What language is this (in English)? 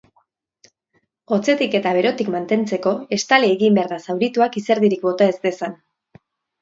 Basque